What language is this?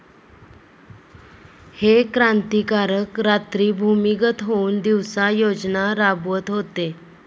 Marathi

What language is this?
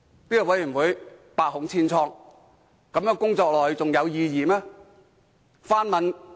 Cantonese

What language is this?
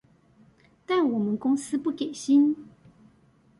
Chinese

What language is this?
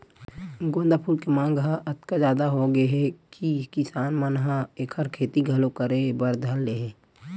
Chhattisgarhi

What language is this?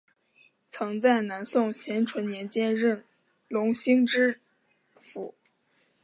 Chinese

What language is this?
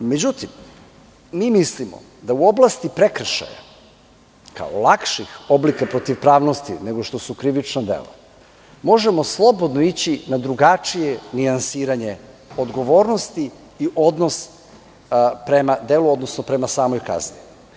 Serbian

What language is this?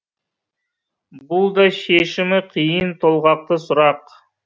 Kazakh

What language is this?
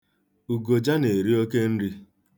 Igbo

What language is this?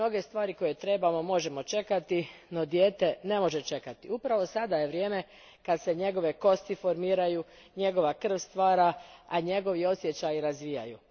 Croatian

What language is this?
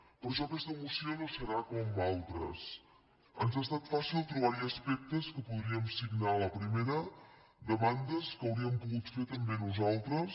Catalan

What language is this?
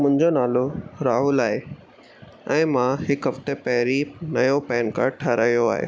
Sindhi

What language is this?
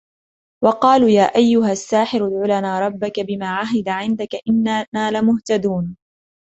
Arabic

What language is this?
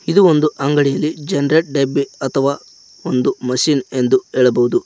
Kannada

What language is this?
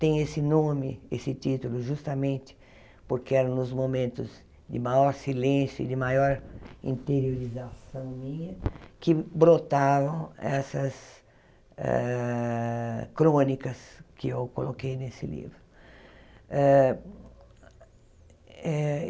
Portuguese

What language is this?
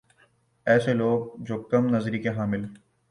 Urdu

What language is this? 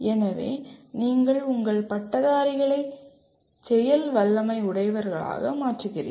Tamil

